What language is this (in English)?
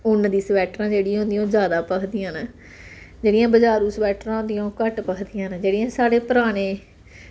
Dogri